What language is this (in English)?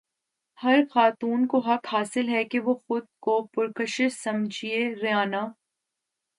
Urdu